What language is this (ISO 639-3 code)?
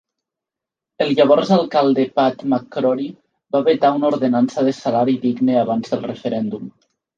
cat